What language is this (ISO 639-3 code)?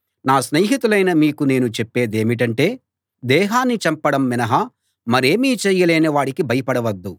tel